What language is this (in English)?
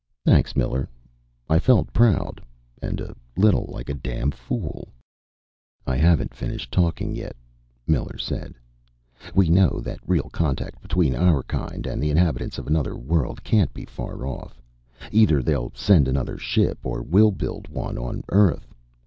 English